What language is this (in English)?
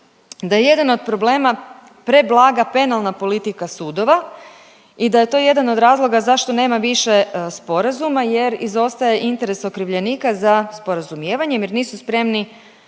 Croatian